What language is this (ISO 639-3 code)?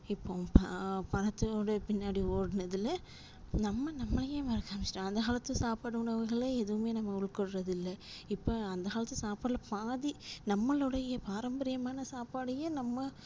tam